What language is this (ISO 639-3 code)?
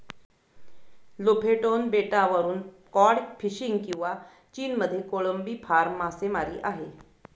mar